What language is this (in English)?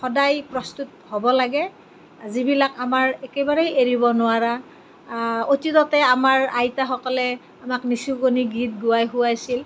Assamese